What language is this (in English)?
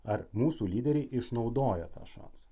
Lithuanian